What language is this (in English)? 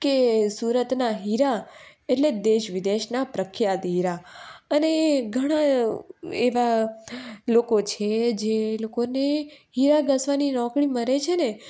Gujarati